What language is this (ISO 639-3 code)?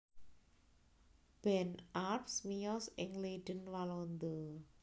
jav